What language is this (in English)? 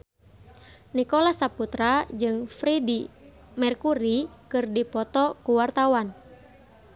Sundanese